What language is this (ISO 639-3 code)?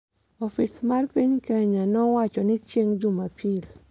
luo